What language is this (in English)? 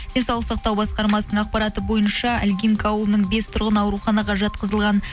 Kazakh